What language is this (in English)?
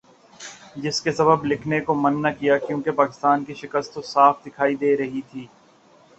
Urdu